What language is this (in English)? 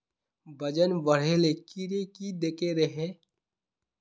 Magahi